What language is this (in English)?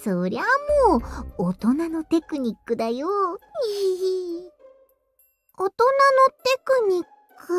Japanese